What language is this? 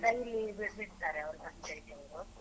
Kannada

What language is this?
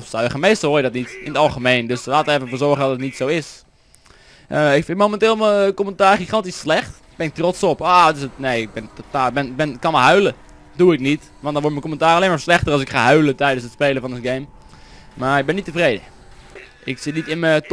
Dutch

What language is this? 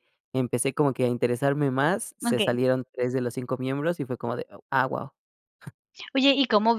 Spanish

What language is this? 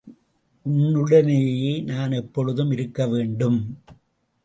Tamil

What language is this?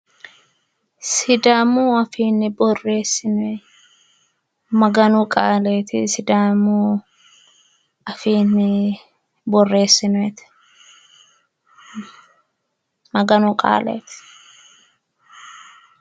Sidamo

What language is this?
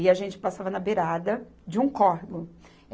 Portuguese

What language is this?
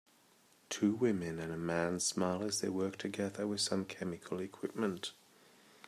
English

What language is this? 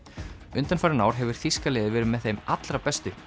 Icelandic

